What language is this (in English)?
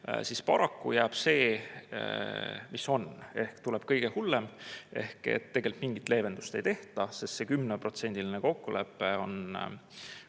Estonian